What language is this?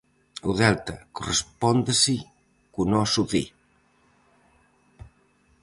Galician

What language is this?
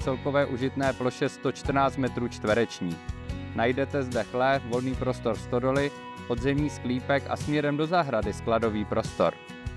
Czech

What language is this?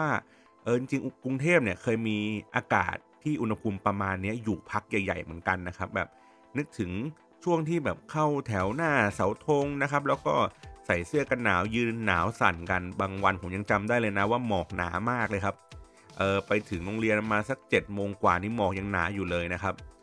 Thai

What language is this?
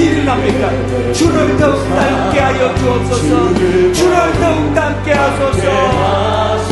Korean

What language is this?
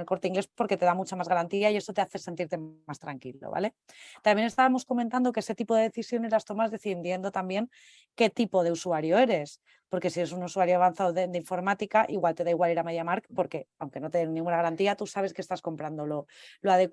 Spanish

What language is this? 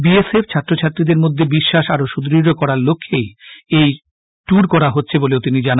Bangla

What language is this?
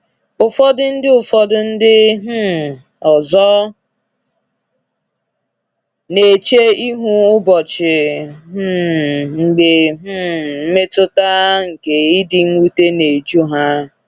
Igbo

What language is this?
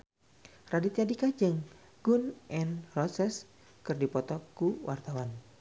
Sundanese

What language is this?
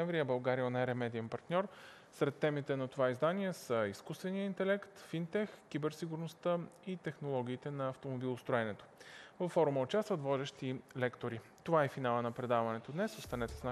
Bulgarian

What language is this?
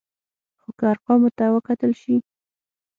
Pashto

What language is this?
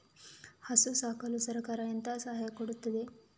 Kannada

